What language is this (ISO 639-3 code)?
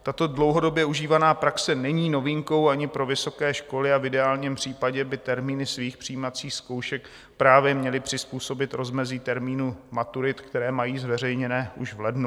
ces